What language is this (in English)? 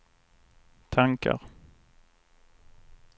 Swedish